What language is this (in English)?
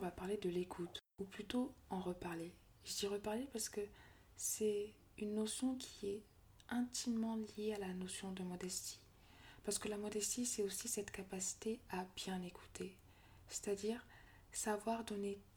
French